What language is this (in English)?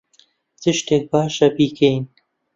Central Kurdish